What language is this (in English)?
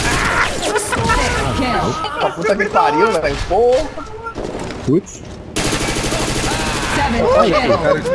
Portuguese